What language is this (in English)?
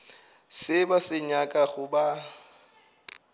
Northern Sotho